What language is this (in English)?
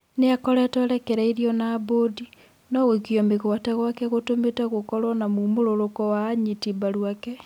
Kikuyu